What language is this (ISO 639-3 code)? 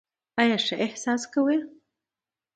pus